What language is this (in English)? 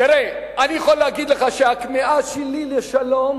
Hebrew